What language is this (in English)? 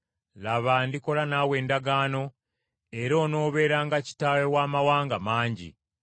Ganda